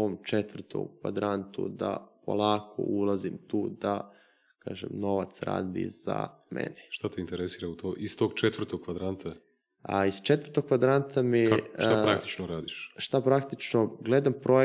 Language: Croatian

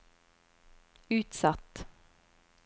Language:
Norwegian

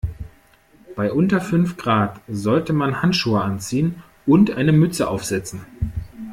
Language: German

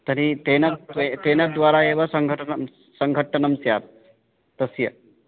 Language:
Sanskrit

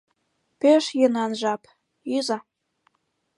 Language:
Mari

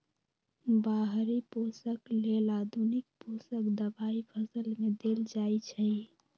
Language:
Magahi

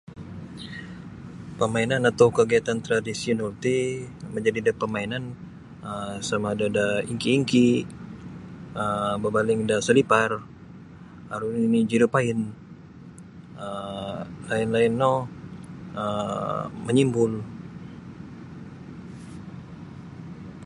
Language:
Sabah Bisaya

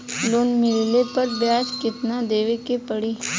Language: Bhojpuri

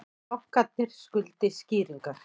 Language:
Icelandic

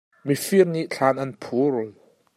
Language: Hakha Chin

